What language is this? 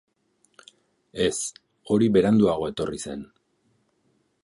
Basque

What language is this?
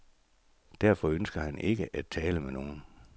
Danish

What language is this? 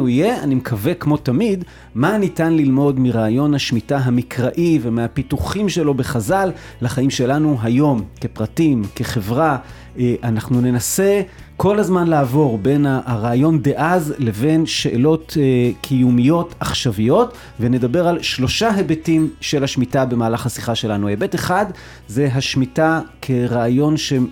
Hebrew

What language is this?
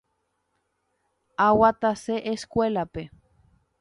Guarani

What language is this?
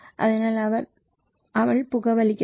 Malayalam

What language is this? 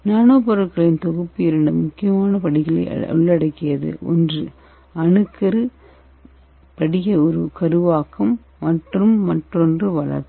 Tamil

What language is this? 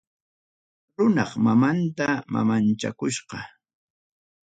Ayacucho Quechua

